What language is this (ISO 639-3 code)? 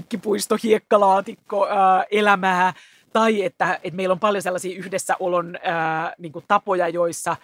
fin